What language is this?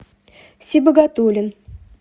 Russian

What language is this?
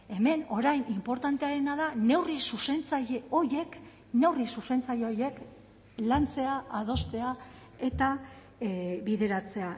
Basque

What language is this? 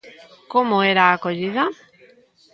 Galician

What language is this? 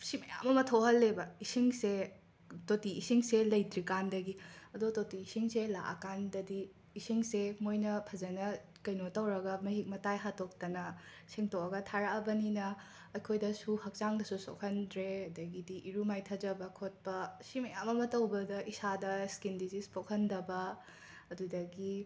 Manipuri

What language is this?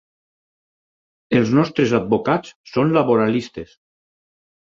Catalan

